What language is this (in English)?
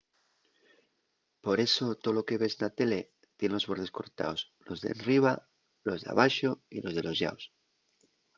Asturian